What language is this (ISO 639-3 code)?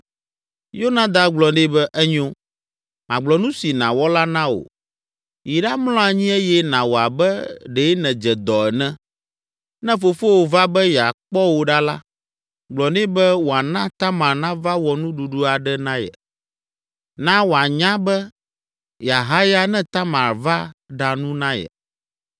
ewe